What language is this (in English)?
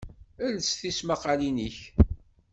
Kabyle